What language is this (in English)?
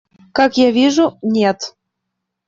Russian